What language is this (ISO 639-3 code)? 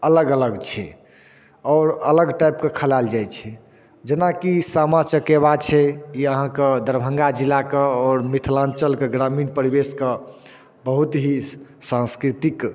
mai